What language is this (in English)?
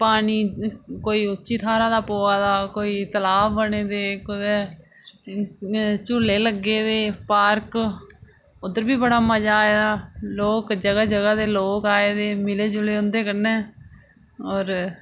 Dogri